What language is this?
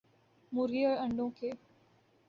Urdu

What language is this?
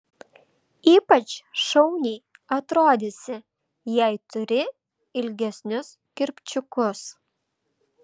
Lithuanian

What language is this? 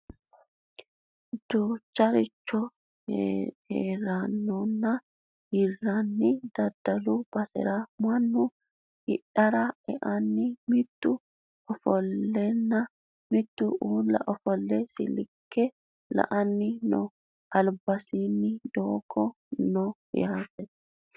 Sidamo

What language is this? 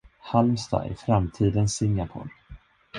Swedish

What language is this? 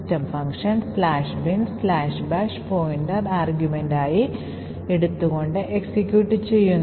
Malayalam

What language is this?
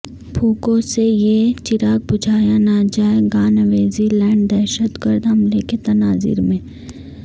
Urdu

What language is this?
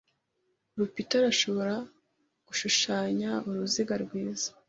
Kinyarwanda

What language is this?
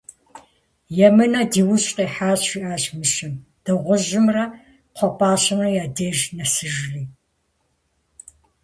Kabardian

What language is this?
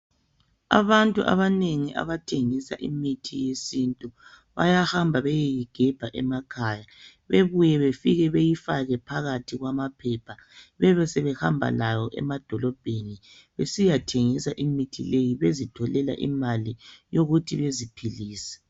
North Ndebele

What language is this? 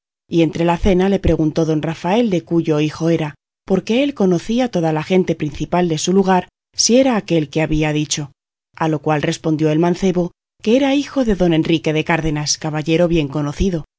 Spanish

